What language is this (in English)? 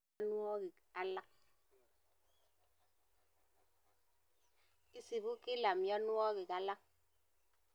Kalenjin